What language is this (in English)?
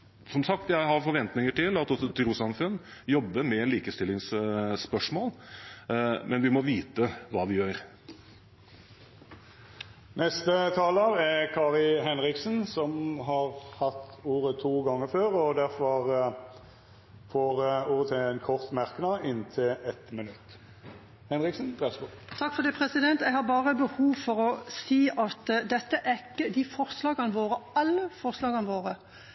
Norwegian